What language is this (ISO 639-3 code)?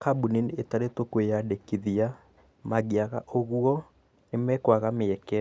kik